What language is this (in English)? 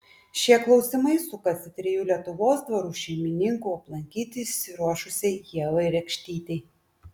Lithuanian